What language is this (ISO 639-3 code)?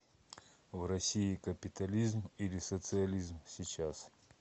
rus